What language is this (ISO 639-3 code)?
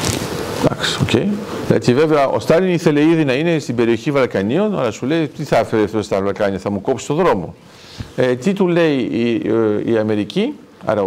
ell